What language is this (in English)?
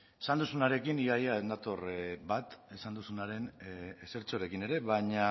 Basque